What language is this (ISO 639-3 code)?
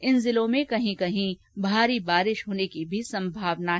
hin